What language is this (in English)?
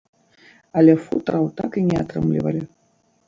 Belarusian